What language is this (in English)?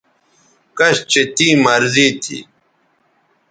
Bateri